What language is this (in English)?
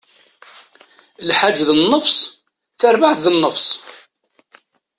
Kabyle